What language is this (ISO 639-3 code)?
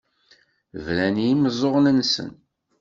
kab